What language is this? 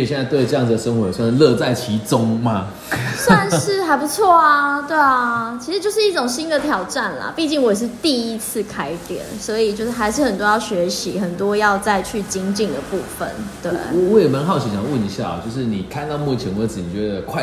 Chinese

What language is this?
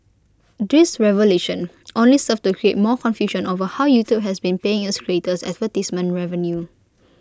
English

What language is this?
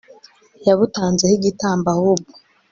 Kinyarwanda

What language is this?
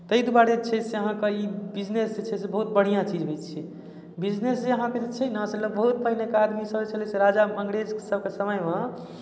Maithili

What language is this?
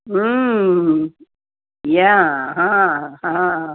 Sanskrit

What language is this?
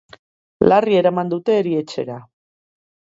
Basque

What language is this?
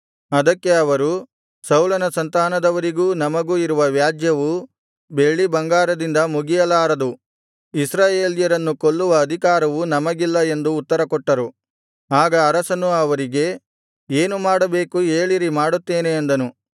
Kannada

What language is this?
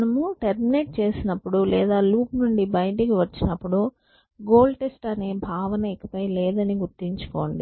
Telugu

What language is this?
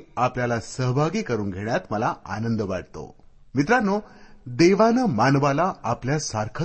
Marathi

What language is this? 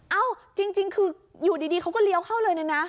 Thai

